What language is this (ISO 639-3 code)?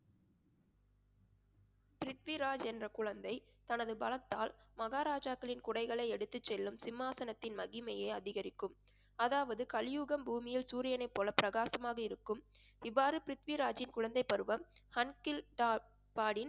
tam